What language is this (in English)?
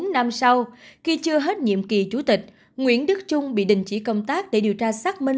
Vietnamese